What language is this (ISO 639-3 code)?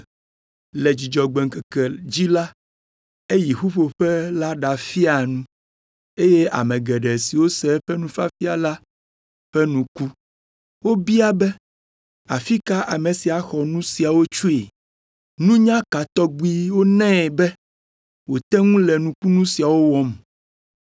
ewe